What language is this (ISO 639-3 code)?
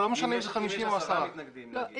heb